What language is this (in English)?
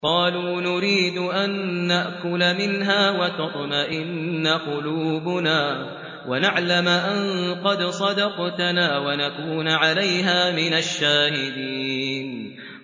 Arabic